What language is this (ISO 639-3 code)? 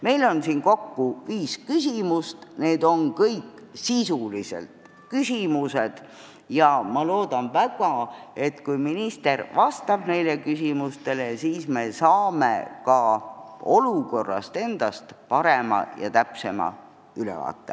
est